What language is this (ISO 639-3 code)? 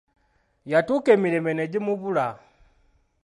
lug